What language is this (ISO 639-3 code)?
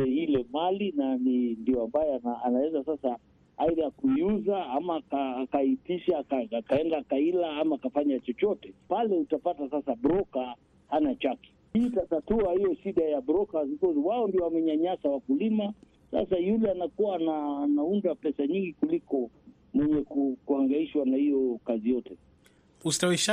swa